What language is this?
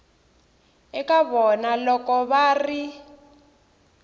Tsonga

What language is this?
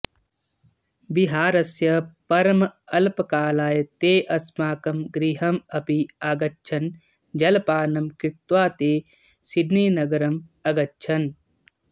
Sanskrit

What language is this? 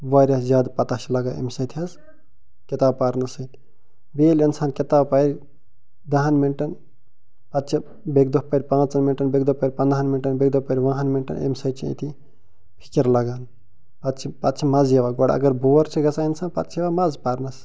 Kashmiri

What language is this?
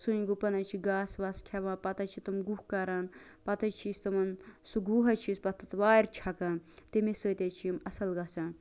Kashmiri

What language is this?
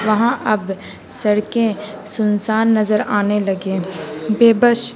Urdu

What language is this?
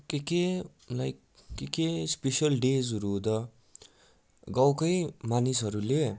Nepali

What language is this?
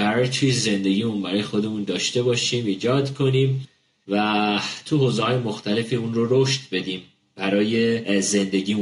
Persian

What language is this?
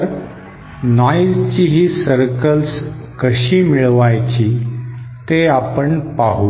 Marathi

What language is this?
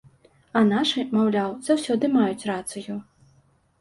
Belarusian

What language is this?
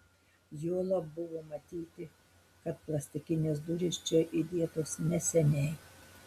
Lithuanian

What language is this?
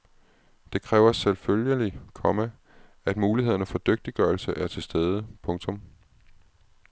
Danish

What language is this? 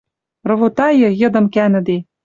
Western Mari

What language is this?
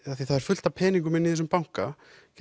Icelandic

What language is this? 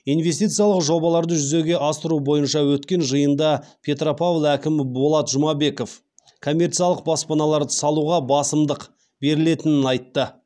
Kazakh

